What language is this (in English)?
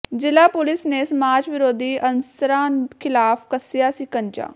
Punjabi